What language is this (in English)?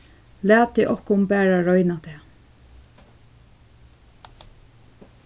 Faroese